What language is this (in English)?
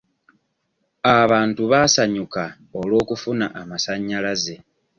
Ganda